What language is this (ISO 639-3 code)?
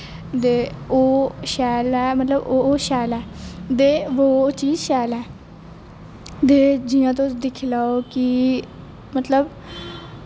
doi